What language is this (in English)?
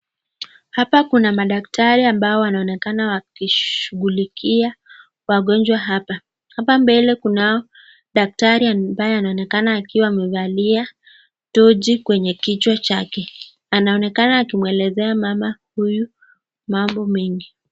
Swahili